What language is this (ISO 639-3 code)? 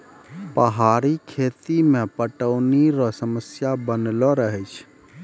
mai